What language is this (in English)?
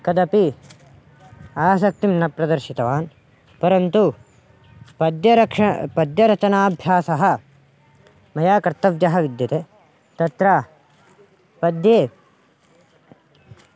Sanskrit